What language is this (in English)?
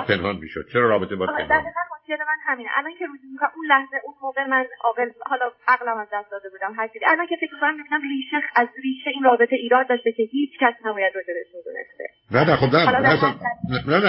Persian